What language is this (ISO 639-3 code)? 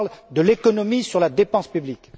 fra